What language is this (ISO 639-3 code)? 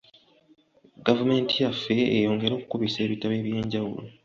lug